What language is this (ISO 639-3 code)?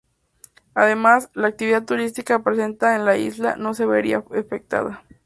spa